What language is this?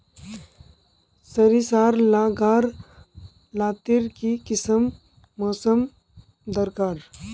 Magahi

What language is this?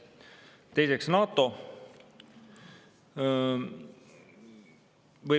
Estonian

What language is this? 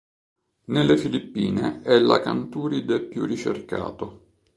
Italian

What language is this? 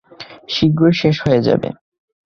Bangla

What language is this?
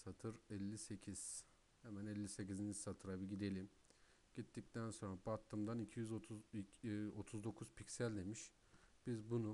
Turkish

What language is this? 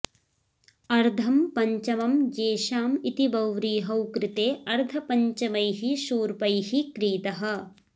Sanskrit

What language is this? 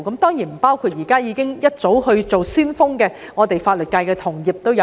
Cantonese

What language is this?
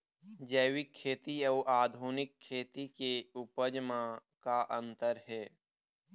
Chhattisgarhi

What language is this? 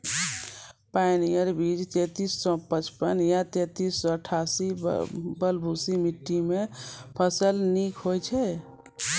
Maithili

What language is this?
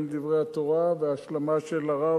Hebrew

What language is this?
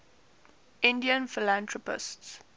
English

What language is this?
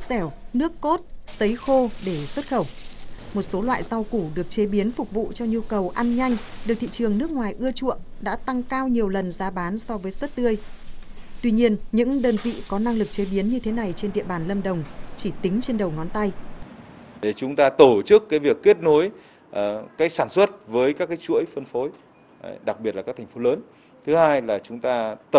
Vietnamese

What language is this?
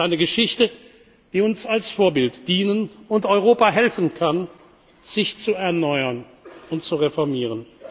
German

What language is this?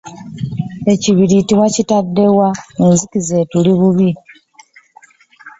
Ganda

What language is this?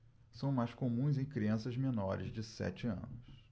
Portuguese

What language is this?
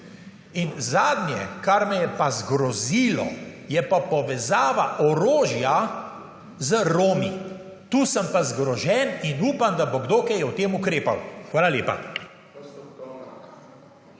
Slovenian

